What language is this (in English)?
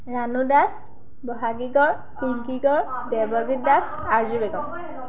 Assamese